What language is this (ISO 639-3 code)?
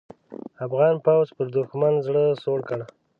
pus